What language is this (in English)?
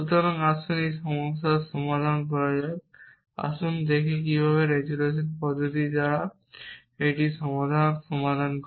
Bangla